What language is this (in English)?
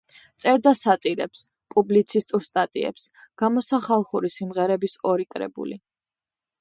Georgian